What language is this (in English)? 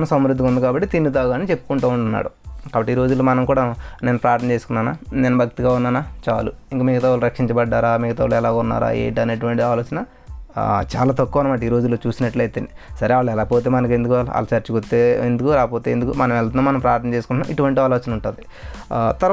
Telugu